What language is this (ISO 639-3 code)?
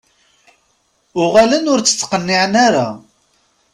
kab